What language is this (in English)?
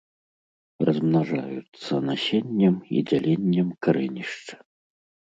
Belarusian